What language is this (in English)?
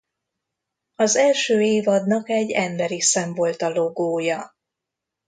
Hungarian